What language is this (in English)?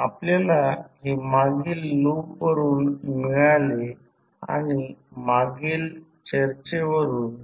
Marathi